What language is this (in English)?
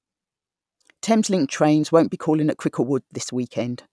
English